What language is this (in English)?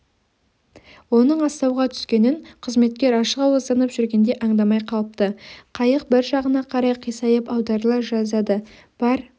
Kazakh